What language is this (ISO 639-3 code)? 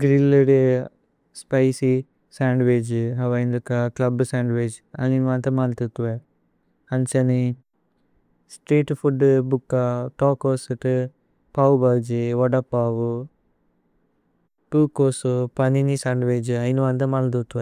tcy